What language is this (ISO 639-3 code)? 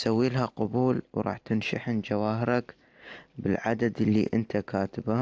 ara